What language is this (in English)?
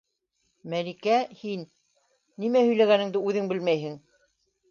Bashkir